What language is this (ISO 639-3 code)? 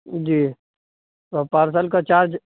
urd